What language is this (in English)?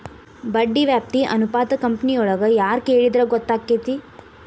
Kannada